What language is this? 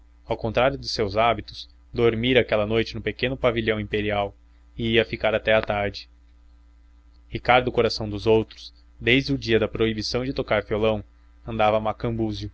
Portuguese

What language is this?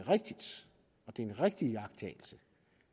Danish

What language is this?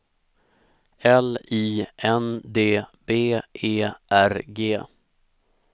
Swedish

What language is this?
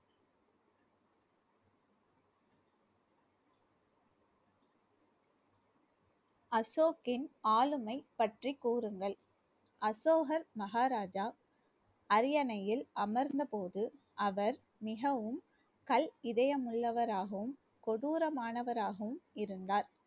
Tamil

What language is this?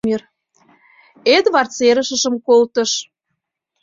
Mari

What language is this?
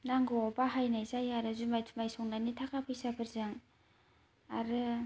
Bodo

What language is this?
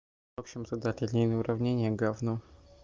Russian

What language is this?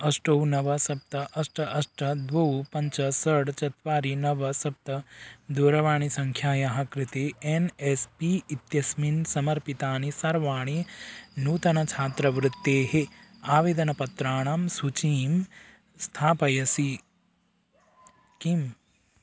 Sanskrit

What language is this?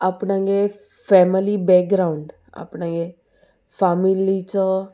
Konkani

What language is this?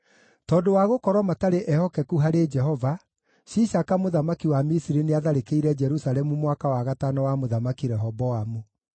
Kikuyu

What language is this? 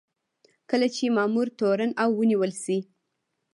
Pashto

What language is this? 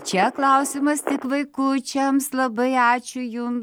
Lithuanian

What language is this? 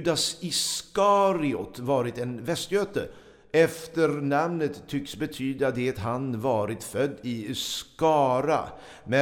Swedish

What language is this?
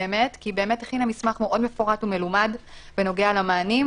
Hebrew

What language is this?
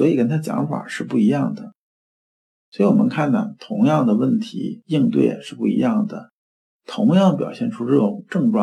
Chinese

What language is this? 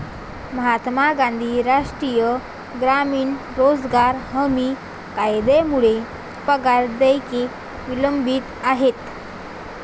Marathi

